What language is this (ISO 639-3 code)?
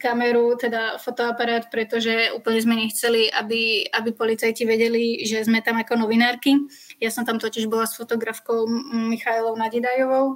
slk